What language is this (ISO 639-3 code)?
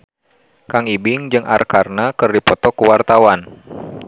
sun